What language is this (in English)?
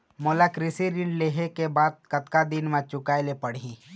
Chhattisgarhi